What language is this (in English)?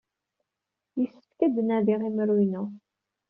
Kabyle